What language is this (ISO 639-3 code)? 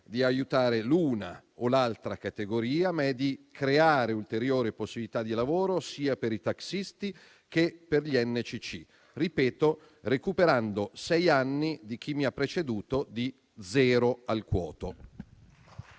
ita